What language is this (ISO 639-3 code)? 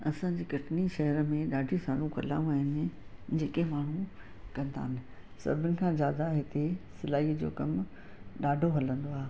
snd